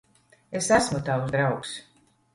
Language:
Latvian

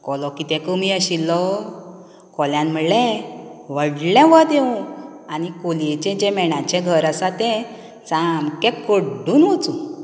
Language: Konkani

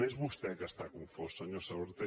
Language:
Catalan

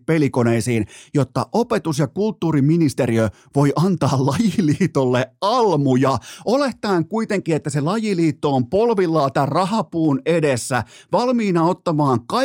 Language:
Finnish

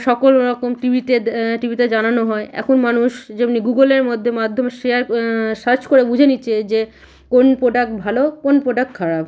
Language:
Bangla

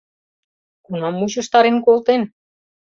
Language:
Mari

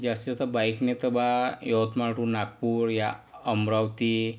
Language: Marathi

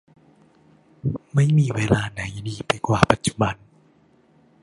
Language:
Thai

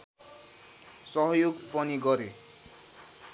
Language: Nepali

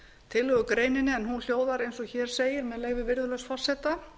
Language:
Icelandic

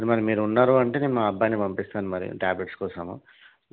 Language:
Telugu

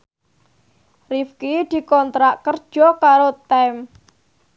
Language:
Javanese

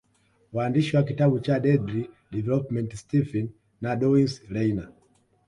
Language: Swahili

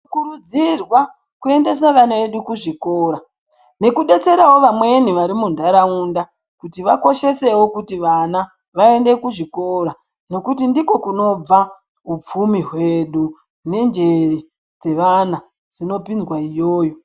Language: Ndau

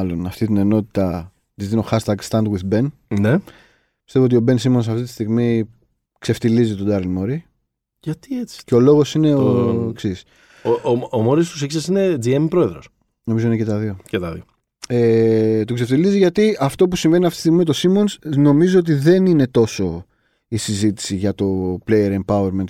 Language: Greek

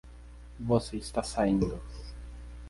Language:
Portuguese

